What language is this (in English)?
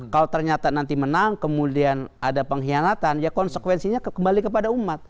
Indonesian